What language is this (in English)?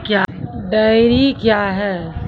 Maithili